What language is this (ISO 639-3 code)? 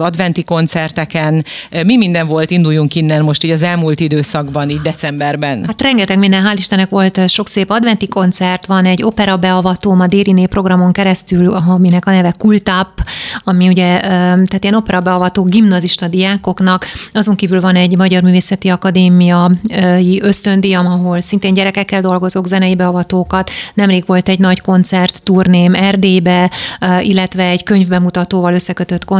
hun